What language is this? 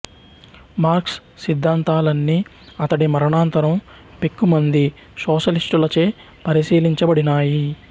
Telugu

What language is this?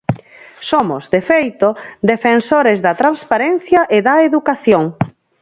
Galician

